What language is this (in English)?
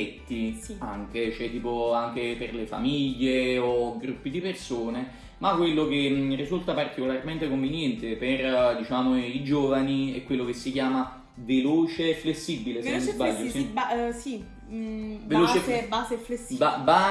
Italian